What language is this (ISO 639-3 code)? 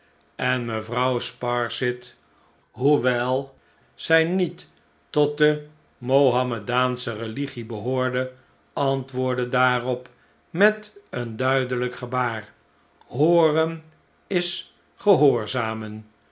nld